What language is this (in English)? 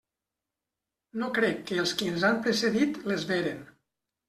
Catalan